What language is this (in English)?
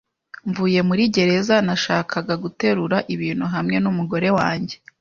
Kinyarwanda